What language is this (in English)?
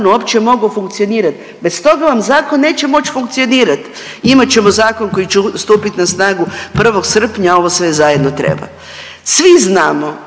Croatian